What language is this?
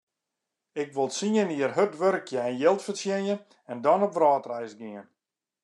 Western Frisian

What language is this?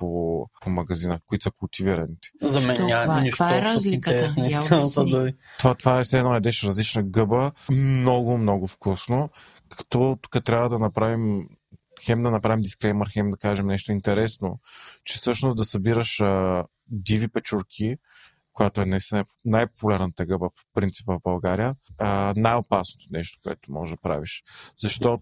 Bulgarian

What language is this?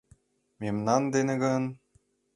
Mari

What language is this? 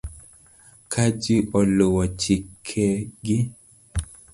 Luo (Kenya and Tanzania)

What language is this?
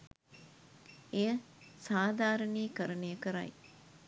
Sinhala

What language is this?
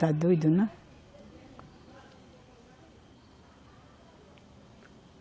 Portuguese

